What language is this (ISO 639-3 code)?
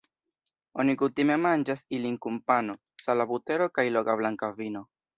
epo